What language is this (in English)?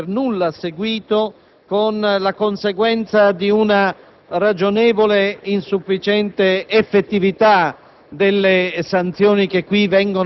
Italian